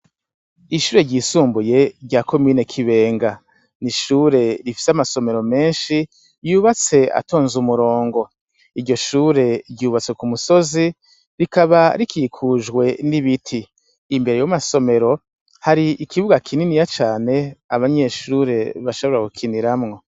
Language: Rundi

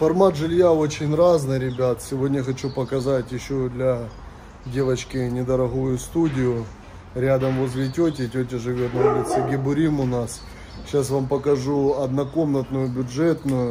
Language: Russian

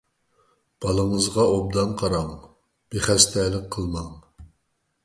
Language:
Uyghur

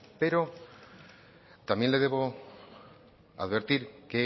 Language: Spanish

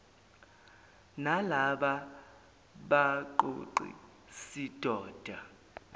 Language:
Zulu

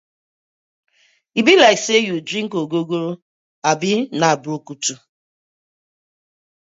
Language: Nigerian Pidgin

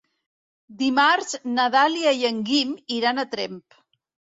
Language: Catalan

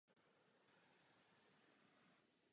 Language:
Czech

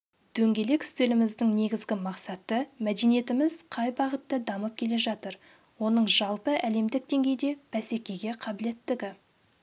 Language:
Kazakh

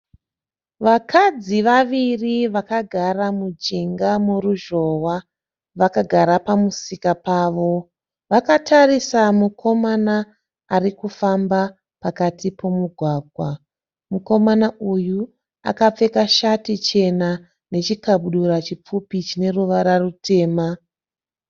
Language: Shona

